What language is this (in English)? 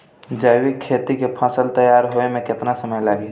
Bhojpuri